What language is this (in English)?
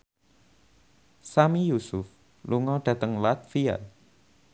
Javanese